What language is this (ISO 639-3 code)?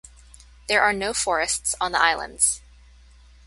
eng